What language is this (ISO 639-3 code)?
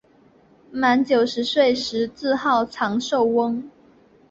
zho